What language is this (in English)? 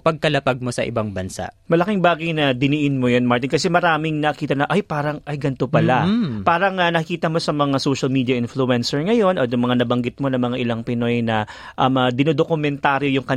Filipino